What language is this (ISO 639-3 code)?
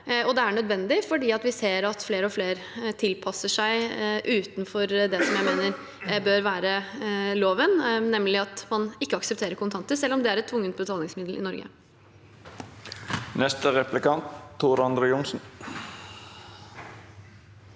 nor